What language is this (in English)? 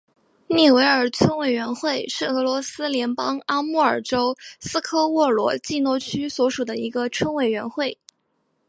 Chinese